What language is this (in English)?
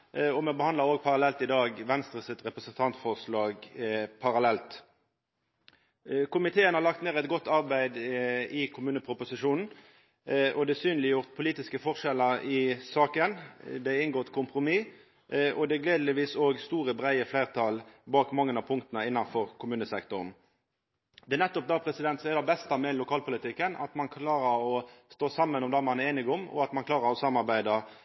Norwegian Nynorsk